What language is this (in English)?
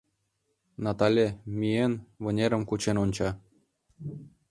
Mari